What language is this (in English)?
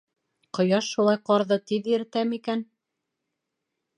Bashkir